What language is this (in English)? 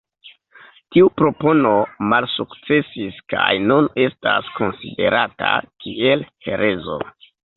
Esperanto